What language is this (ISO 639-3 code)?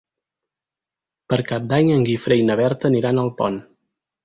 cat